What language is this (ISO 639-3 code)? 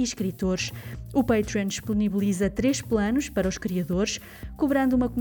por